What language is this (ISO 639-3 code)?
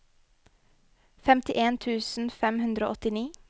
nor